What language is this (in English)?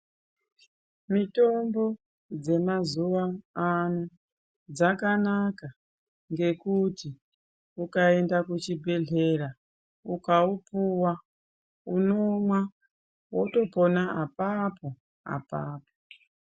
Ndau